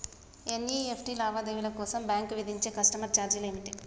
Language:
Telugu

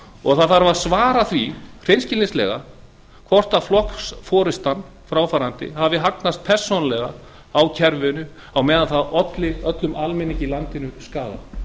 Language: Icelandic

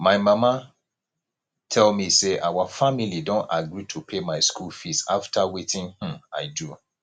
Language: Nigerian Pidgin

